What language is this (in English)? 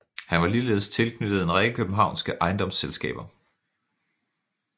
Danish